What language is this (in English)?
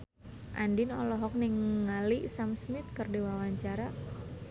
Sundanese